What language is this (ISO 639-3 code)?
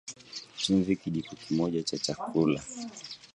swa